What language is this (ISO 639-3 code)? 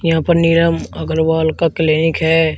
hin